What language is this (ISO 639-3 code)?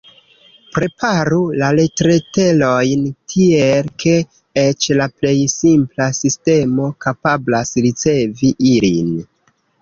epo